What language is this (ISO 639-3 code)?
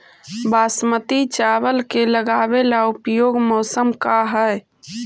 mag